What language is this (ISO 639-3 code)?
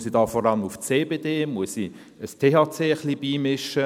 gsw